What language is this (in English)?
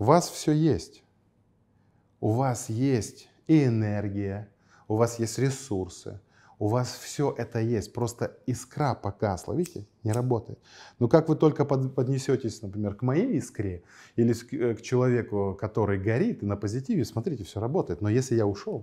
Russian